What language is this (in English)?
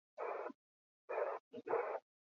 Basque